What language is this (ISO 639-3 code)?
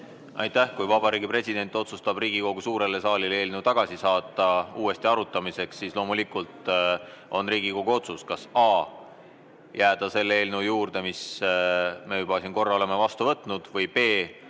est